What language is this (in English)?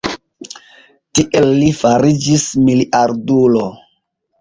Esperanto